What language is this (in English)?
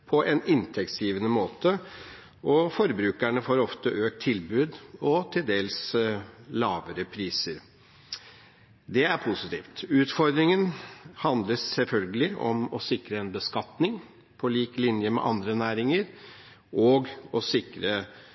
Norwegian Bokmål